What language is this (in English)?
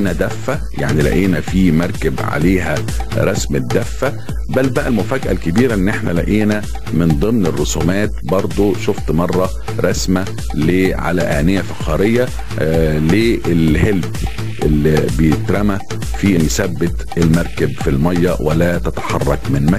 Arabic